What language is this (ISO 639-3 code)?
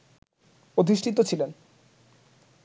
ben